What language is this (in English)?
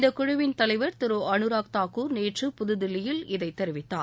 Tamil